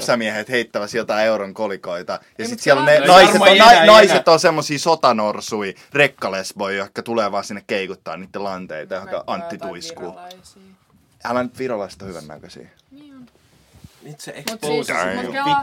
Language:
Finnish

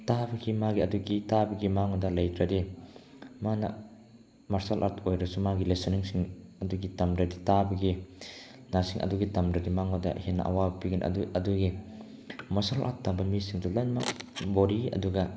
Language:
Manipuri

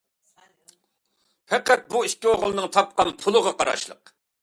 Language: Uyghur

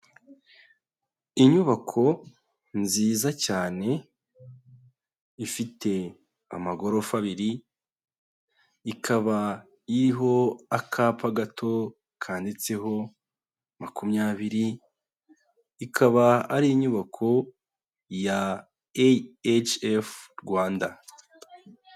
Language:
Kinyarwanda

